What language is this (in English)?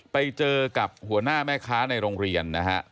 Thai